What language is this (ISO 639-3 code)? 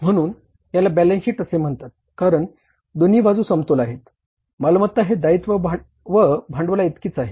mar